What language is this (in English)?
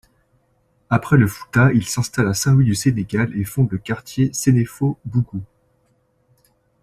French